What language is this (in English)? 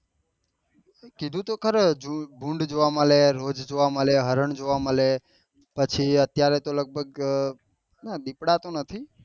Gujarati